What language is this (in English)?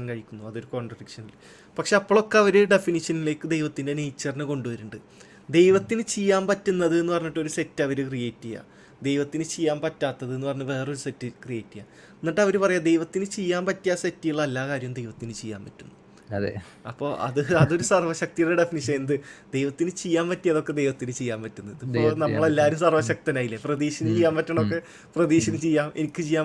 Malayalam